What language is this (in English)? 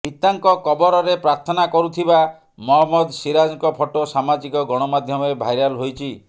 Odia